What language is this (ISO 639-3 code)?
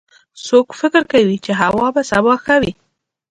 pus